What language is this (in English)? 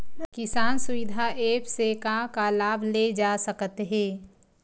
Chhattisgarhi